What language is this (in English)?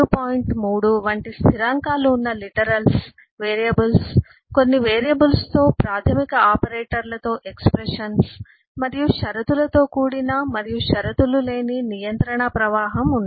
Telugu